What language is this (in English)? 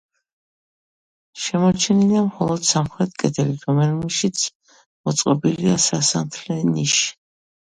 Georgian